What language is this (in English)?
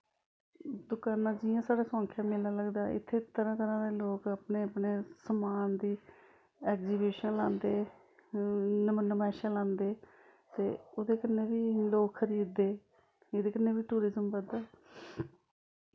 Dogri